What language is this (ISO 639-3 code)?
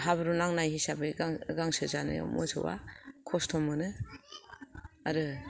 brx